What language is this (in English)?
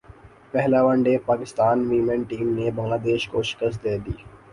Urdu